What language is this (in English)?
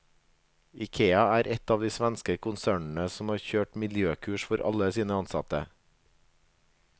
Norwegian